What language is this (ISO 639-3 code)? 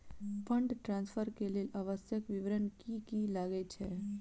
mai